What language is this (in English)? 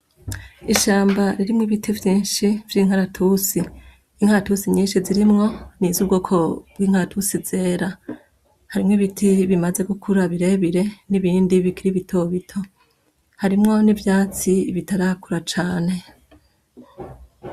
Rundi